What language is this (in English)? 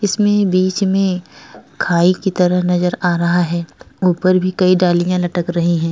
Hindi